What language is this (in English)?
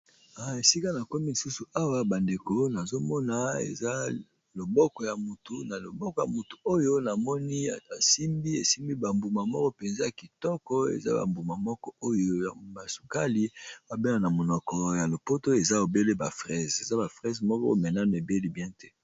Lingala